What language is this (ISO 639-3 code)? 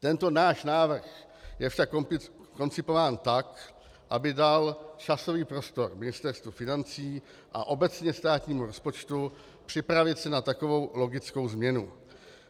ces